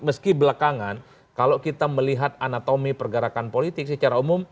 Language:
Indonesian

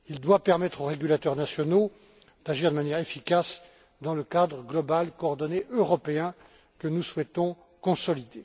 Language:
French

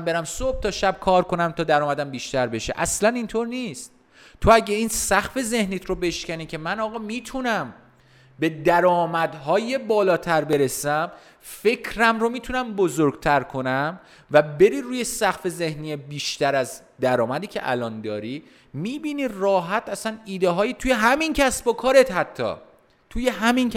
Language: Persian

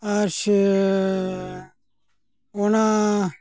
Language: Santali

